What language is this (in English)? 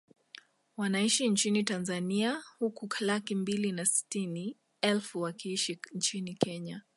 Swahili